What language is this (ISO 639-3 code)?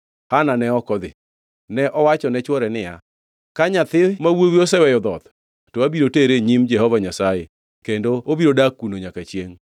luo